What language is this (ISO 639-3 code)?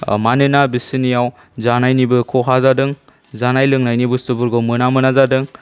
brx